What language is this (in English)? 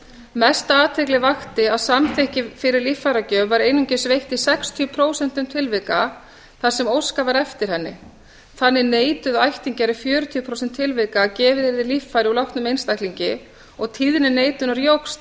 Icelandic